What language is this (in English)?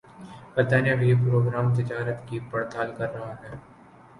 Urdu